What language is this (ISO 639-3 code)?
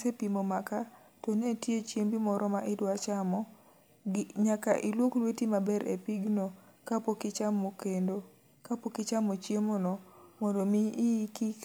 luo